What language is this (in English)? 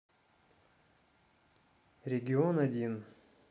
Russian